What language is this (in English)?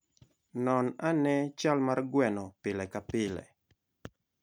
Luo (Kenya and Tanzania)